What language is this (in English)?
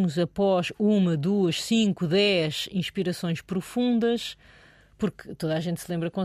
Portuguese